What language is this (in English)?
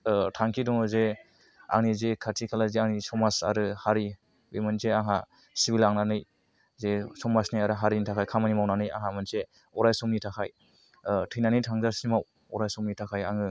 Bodo